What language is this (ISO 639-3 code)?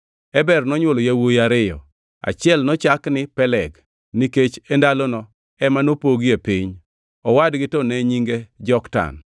luo